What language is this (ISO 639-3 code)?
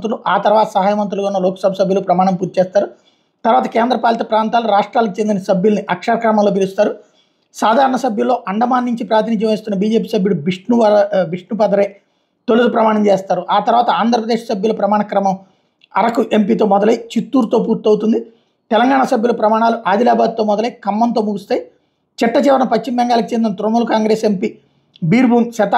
tel